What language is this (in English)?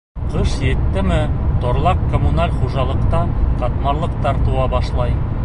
Bashkir